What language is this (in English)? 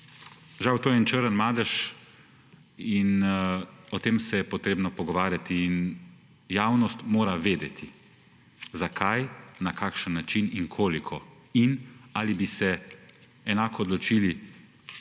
Slovenian